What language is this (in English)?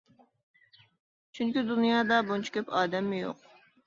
Uyghur